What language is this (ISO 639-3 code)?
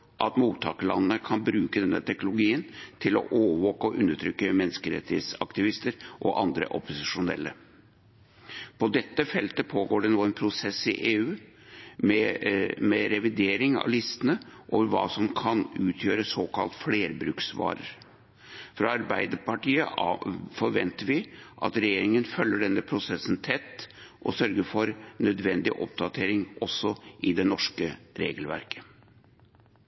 nob